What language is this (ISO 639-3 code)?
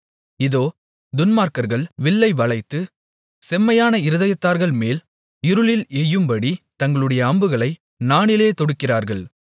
tam